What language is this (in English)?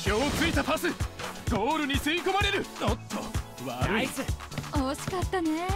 Japanese